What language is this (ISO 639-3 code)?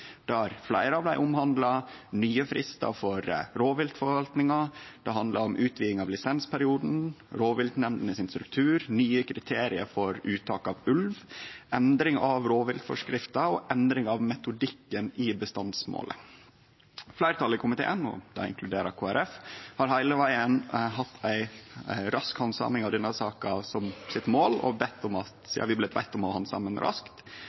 nno